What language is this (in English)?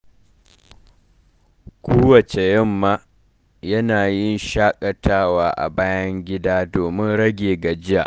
Hausa